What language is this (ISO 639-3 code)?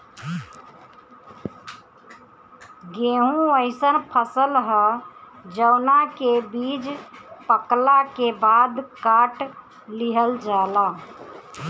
bho